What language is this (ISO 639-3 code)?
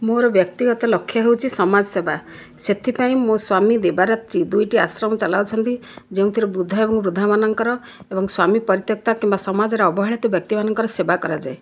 ori